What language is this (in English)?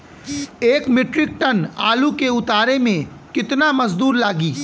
Bhojpuri